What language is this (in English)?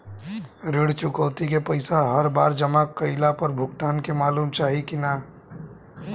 Bhojpuri